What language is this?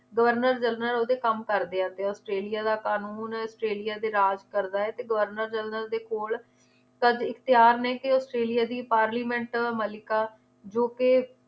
Punjabi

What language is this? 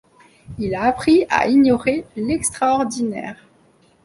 French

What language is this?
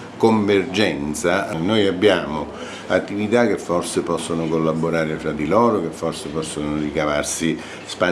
Italian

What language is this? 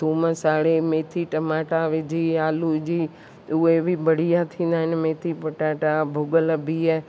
Sindhi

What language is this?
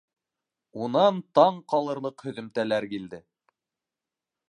Bashkir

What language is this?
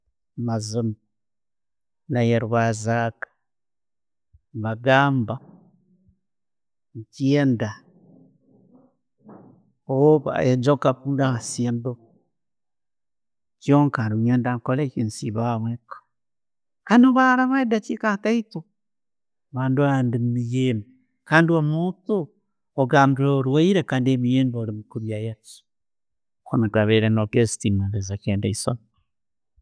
Tooro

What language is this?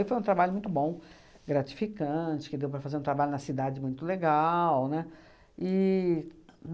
Portuguese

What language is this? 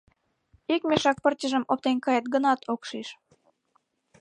Mari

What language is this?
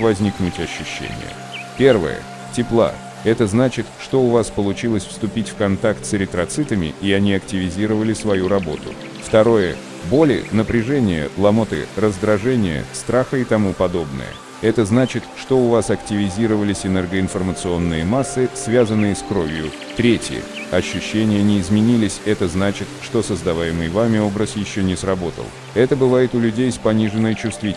Russian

